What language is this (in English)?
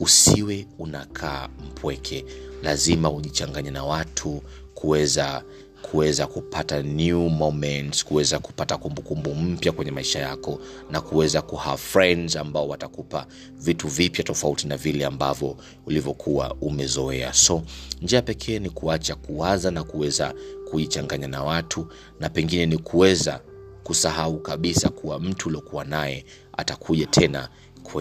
Swahili